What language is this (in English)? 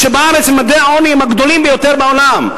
Hebrew